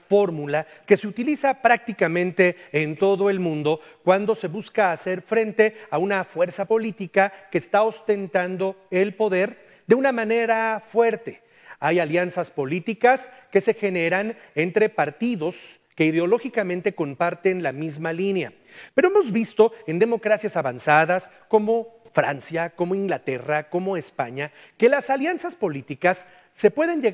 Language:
Spanish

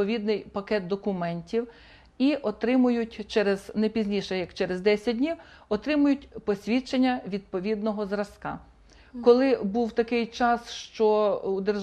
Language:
Russian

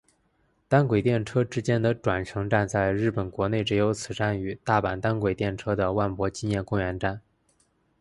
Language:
Chinese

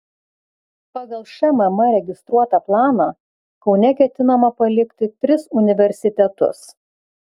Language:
Lithuanian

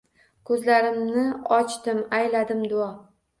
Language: Uzbek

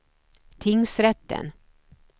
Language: Swedish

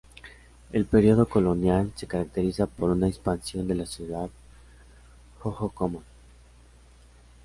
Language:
Spanish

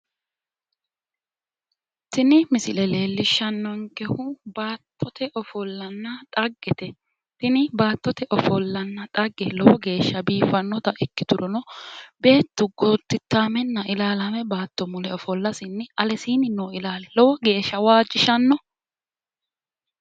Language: Sidamo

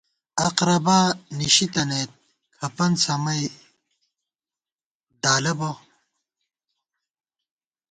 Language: Gawar-Bati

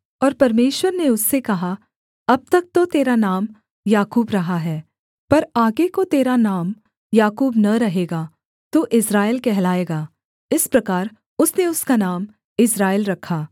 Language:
Hindi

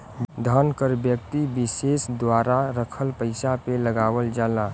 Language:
Bhojpuri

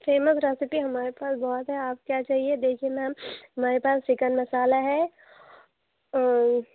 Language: Urdu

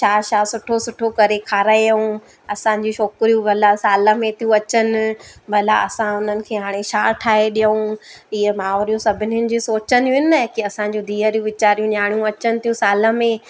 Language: Sindhi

